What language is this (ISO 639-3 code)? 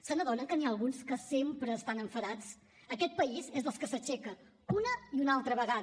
cat